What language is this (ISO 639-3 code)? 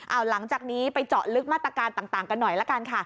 tha